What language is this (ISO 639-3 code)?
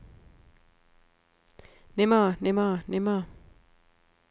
dan